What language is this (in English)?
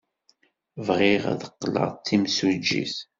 Kabyle